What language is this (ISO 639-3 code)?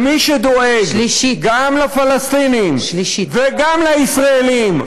heb